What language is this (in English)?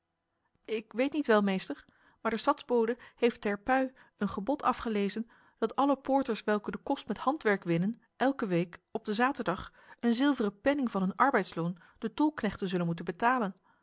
Dutch